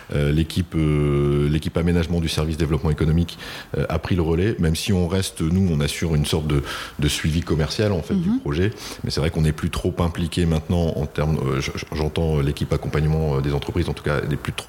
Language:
French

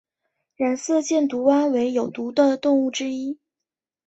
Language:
Chinese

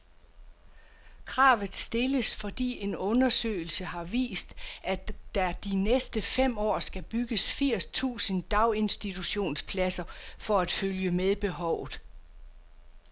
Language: Danish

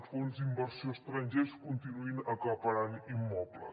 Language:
Catalan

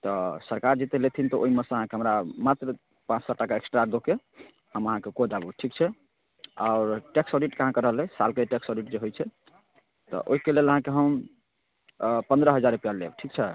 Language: Maithili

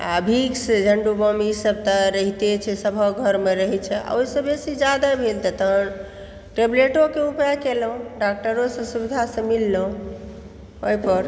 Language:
Maithili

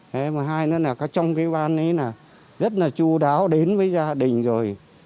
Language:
Vietnamese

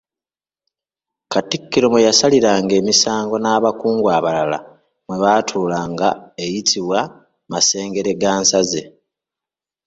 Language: Ganda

